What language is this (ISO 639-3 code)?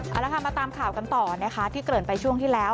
tha